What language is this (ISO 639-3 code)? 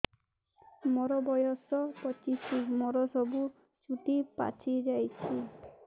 ori